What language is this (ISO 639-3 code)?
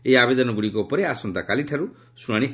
ori